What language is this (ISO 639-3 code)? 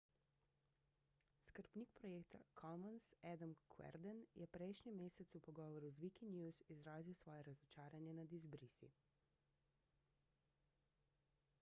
slv